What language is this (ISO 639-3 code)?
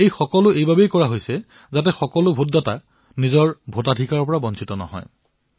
asm